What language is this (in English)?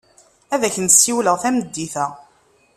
Kabyle